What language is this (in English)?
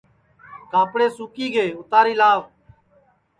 Sansi